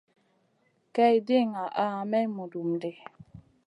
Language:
Masana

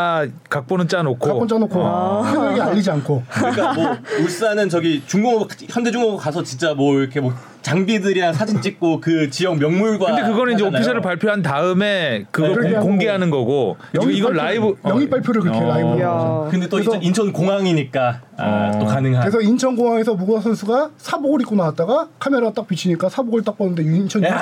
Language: Korean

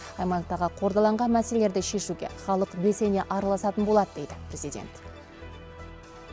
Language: Kazakh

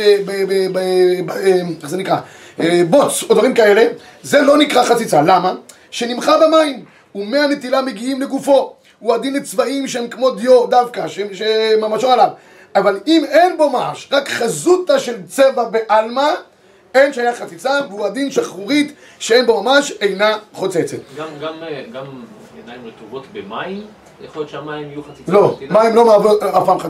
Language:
Hebrew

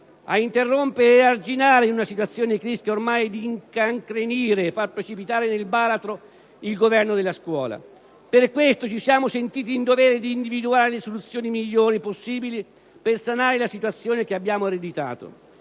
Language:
Italian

